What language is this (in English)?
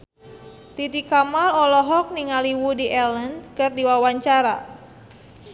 Sundanese